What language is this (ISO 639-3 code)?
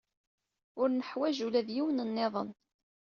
kab